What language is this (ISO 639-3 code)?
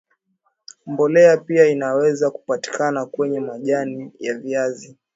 swa